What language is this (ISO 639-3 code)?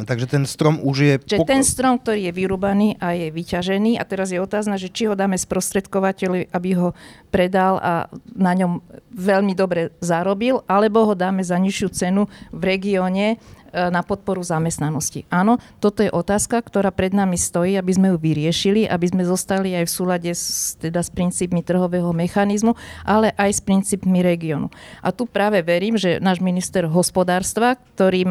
slk